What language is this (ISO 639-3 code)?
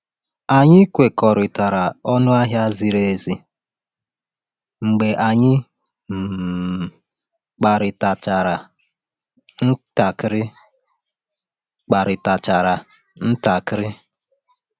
ibo